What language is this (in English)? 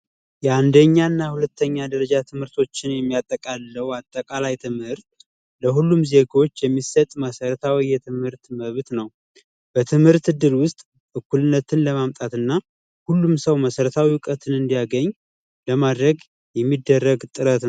Amharic